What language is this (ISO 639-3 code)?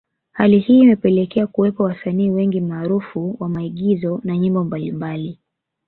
swa